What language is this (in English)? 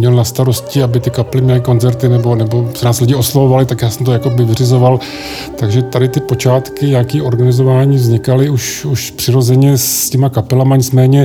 Czech